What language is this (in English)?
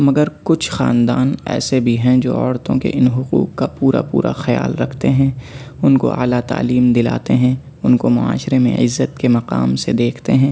Urdu